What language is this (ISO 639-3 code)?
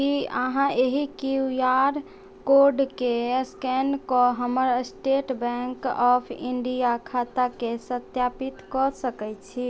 mai